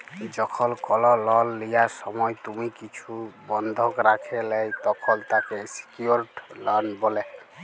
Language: Bangla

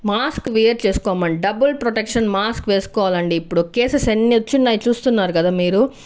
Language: Telugu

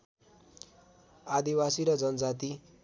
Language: Nepali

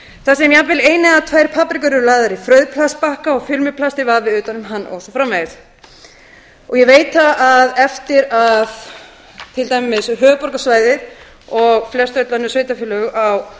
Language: Icelandic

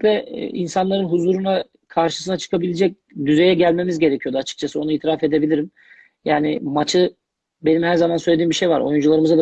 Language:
Turkish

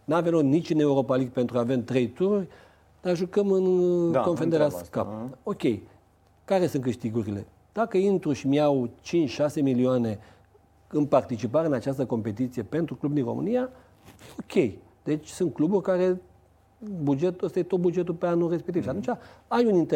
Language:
Romanian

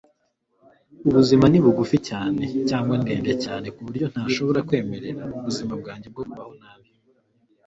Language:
Kinyarwanda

